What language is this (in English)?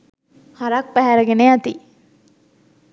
Sinhala